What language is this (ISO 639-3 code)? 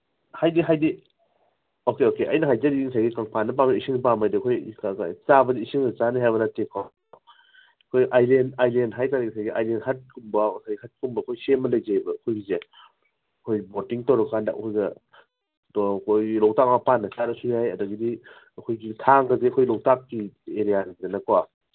mni